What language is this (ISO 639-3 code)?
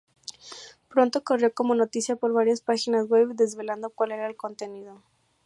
spa